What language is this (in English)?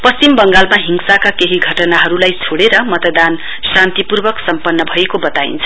Nepali